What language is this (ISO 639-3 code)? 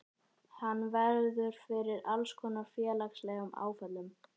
isl